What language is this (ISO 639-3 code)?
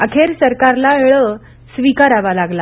mar